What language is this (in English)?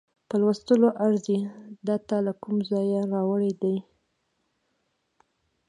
Pashto